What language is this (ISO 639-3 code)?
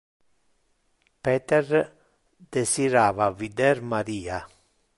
ina